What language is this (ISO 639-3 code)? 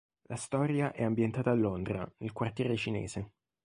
ita